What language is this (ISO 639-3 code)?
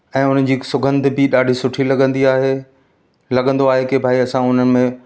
snd